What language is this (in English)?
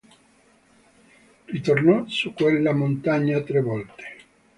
Italian